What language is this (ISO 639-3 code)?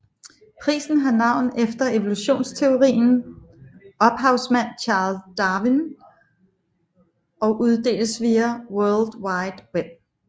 dan